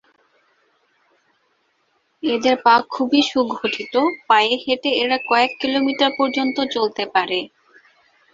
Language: Bangla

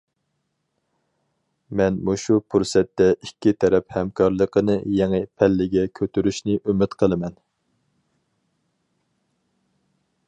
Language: Uyghur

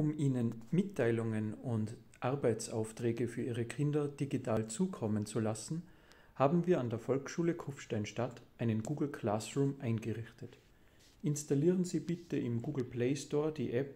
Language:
German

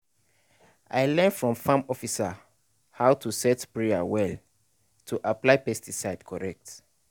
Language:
Nigerian Pidgin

